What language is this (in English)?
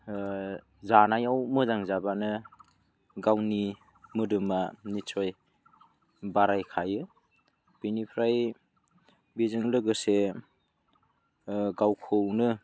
Bodo